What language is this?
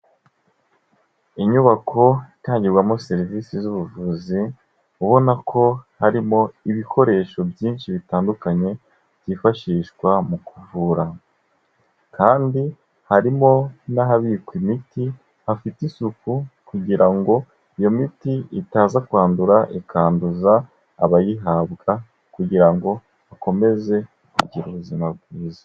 Kinyarwanda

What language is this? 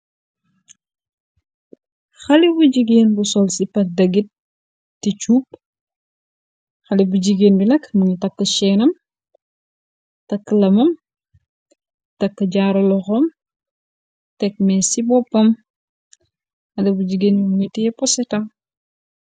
Wolof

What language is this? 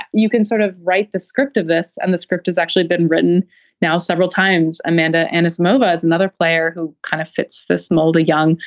English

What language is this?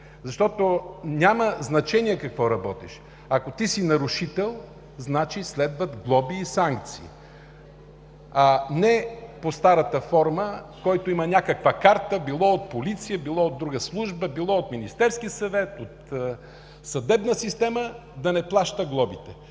Bulgarian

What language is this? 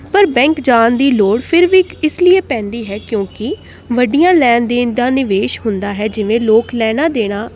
Punjabi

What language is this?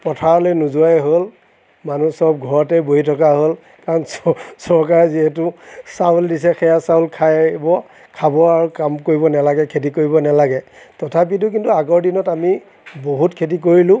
Assamese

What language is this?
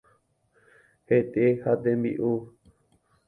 Guarani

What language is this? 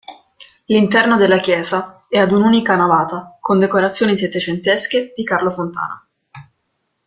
Italian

